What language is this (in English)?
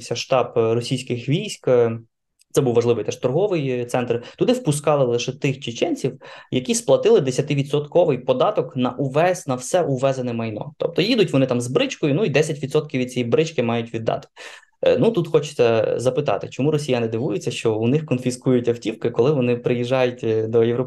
Ukrainian